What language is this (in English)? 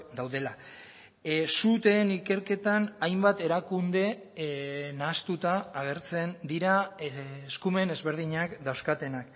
Basque